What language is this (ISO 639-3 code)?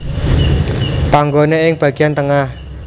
jav